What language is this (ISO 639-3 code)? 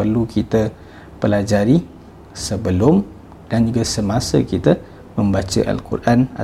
msa